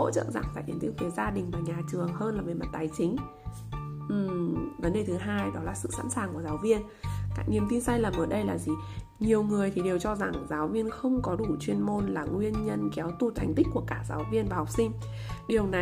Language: Vietnamese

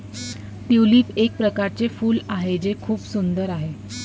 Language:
Marathi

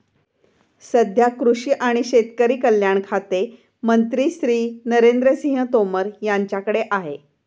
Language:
Marathi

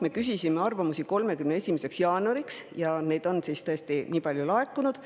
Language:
Estonian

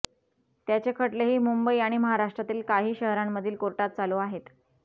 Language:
Marathi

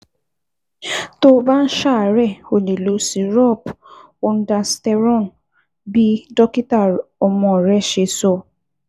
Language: Yoruba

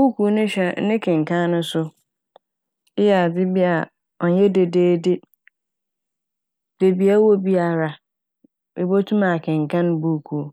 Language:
Akan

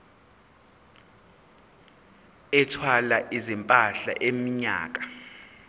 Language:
Zulu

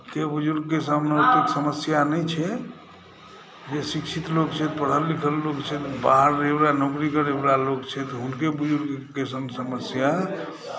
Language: Maithili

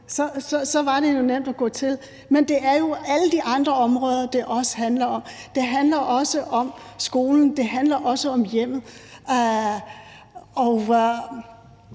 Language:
Danish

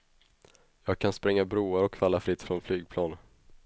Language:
Swedish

